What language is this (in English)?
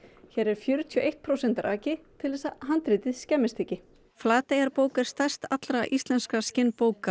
Icelandic